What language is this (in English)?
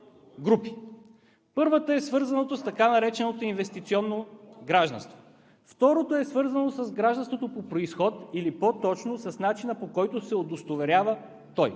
Bulgarian